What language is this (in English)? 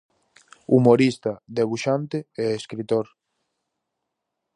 Galician